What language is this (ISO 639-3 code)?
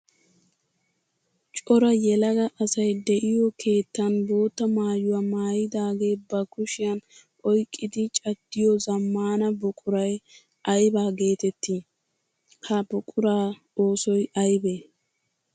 wal